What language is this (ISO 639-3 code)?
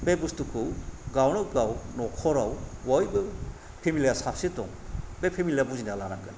brx